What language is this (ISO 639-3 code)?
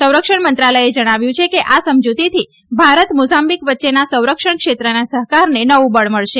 guj